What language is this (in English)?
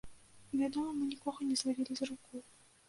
Belarusian